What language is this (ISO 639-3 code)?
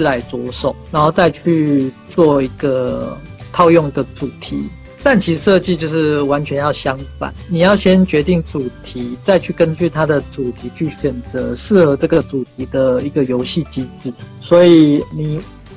zho